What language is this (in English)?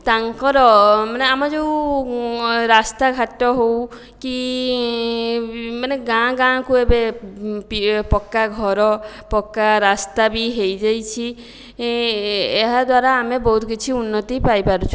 Odia